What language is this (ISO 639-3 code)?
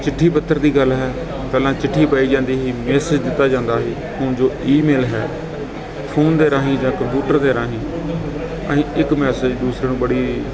pan